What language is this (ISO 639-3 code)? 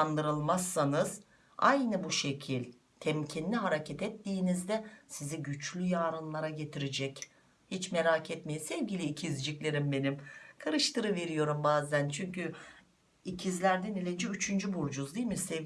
tur